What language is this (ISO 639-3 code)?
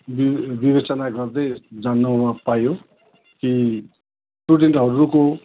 nep